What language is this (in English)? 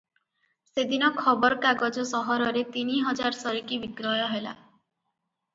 Odia